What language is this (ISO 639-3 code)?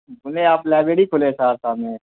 urd